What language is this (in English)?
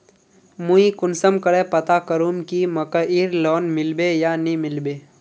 Magahi